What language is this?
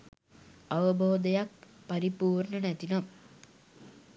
Sinhala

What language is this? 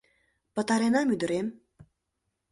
Mari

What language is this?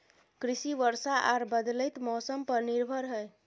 Maithili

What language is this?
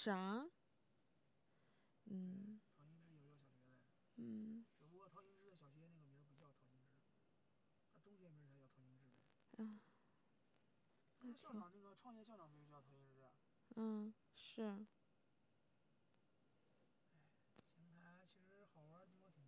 Chinese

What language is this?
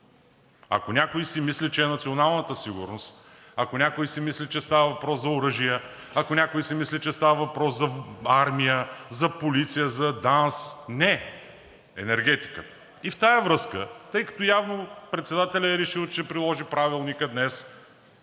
Bulgarian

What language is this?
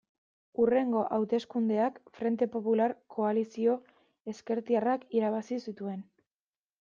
Basque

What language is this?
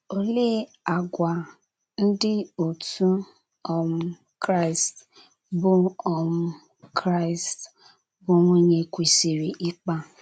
Igbo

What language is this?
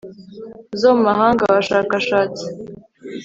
Kinyarwanda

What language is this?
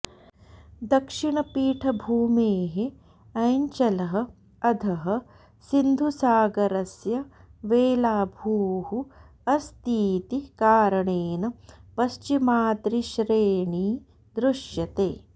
Sanskrit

